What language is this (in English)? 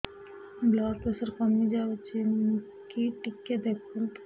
Odia